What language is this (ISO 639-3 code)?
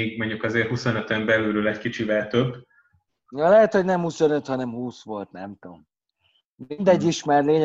hun